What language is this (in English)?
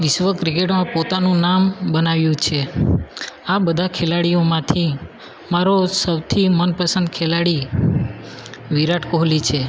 Gujarati